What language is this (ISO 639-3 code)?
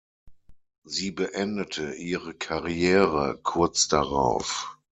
deu